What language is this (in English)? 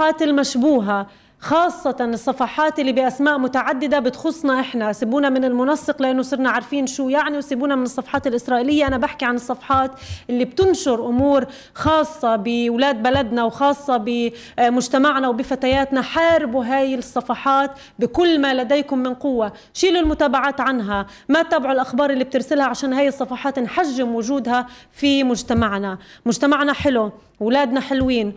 Arabic